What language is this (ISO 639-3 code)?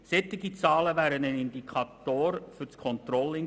gsw